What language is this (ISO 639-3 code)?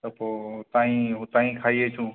snd